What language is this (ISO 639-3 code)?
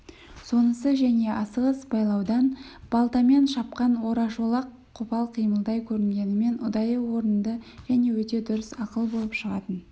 kaz